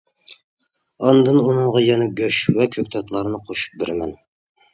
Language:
Uyghur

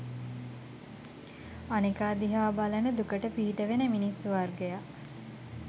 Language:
Sinhala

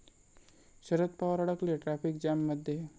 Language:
Marathi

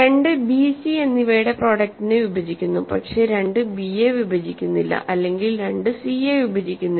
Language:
Malayalam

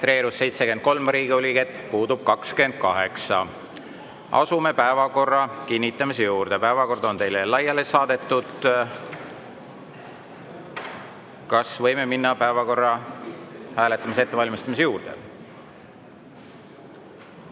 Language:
Estonian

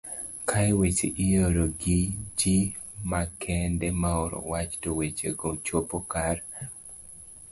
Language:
Luo (Kenya and Tanzania)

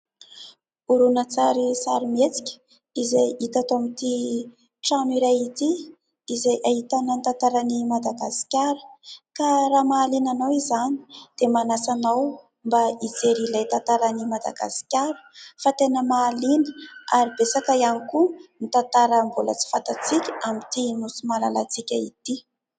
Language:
Malagasy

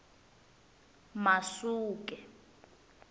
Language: Tsonga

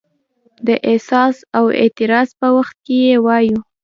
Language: Pashto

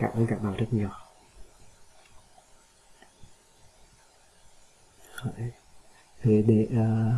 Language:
Vietnamese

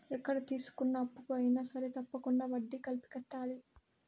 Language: Telugu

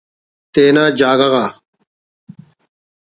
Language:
Brahui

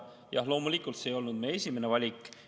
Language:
Estonian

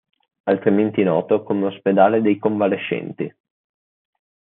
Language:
Italian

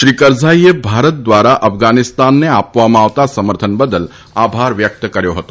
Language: Gujarati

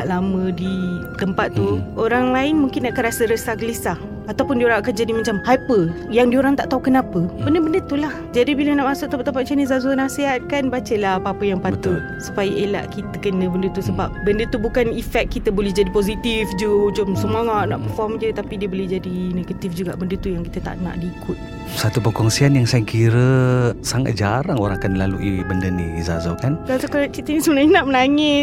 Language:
Malay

